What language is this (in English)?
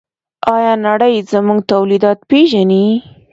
Pashto